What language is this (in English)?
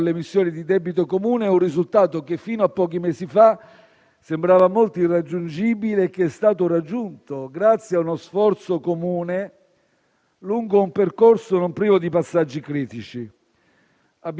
Italian